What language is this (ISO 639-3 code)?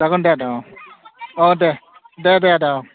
brx